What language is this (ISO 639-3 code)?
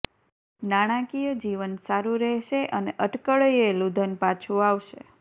guj